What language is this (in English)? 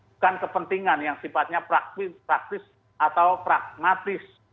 Indonesian